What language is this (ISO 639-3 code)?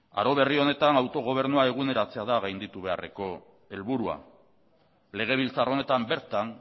eus